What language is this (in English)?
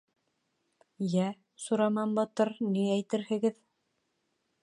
Bashkir